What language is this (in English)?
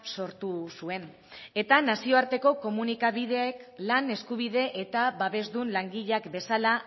Basque